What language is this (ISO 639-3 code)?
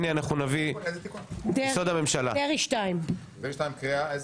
heb